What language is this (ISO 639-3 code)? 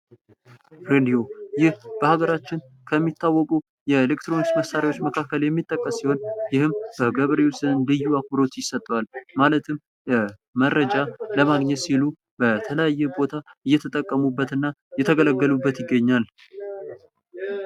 amh